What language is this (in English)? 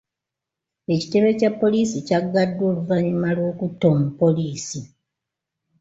Ganda